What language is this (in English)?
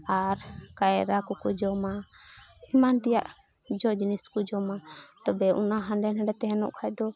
Santali